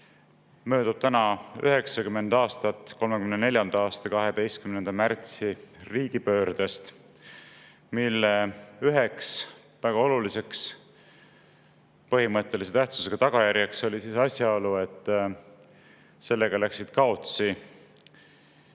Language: Estonian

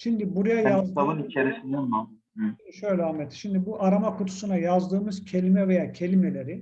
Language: Turkish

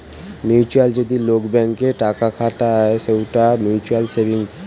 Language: Bangla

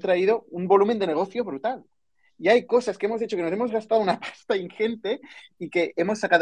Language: Spanish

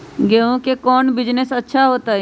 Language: Magahi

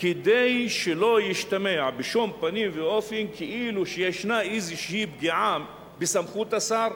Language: Hebrew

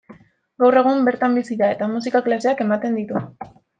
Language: Basque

